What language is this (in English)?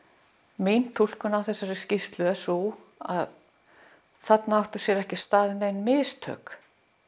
Icelandic